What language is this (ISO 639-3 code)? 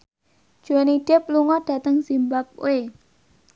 jav